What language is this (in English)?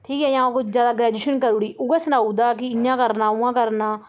Dogri